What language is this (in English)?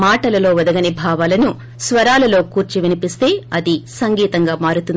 Telugu